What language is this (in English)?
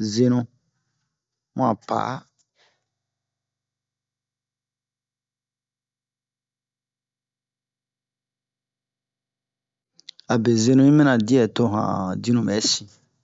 Bomu